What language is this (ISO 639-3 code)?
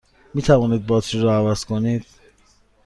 fas